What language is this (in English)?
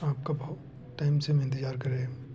Hindi